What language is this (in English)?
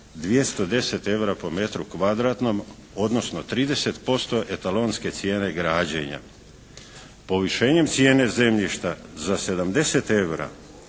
Croatian